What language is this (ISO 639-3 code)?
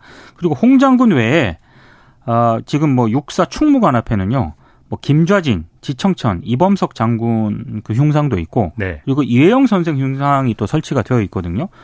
kor